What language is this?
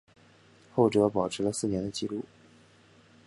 Chinese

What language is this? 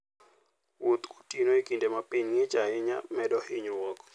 Luo (Kenya and Tanzania)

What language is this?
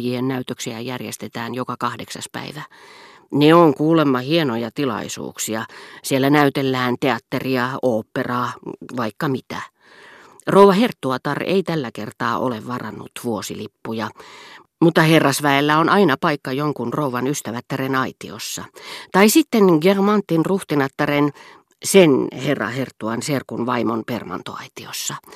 Finnish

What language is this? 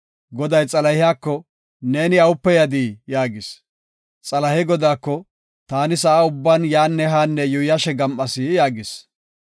Gofa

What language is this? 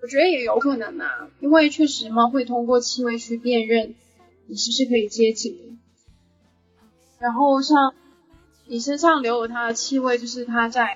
Chinese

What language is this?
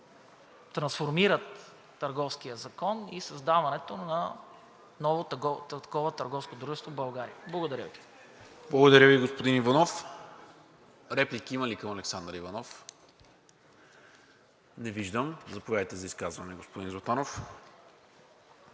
Bulgarian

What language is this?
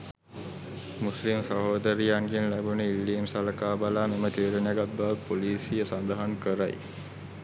Sinhala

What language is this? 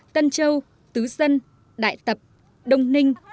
Vietnamese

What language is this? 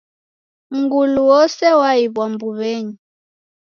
Taita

